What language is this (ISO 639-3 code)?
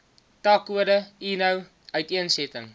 afr